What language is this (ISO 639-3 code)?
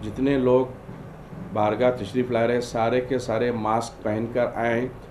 hin